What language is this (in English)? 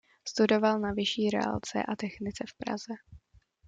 Czech